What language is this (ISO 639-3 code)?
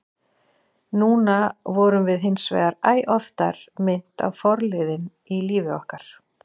isl